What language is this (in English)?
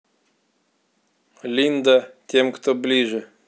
Russian